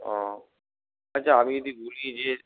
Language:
Bangla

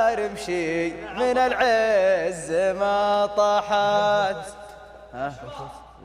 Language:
Arabic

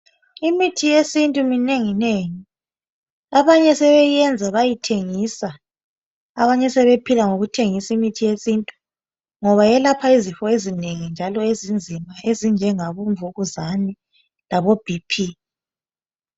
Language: North Ndebele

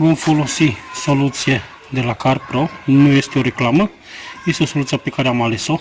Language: Romanian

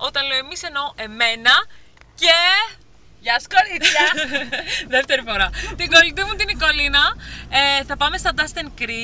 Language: Greek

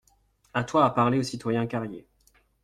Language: French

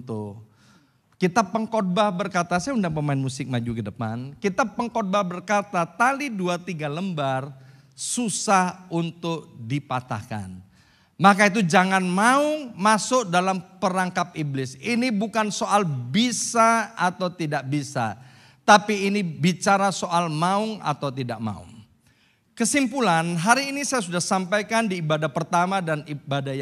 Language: Indonesian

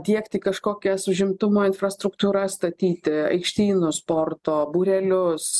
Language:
Lithuanian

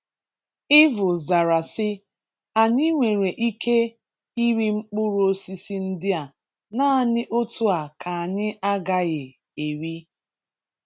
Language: Igbo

